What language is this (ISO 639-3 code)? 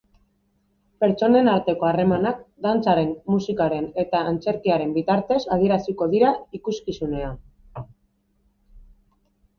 eus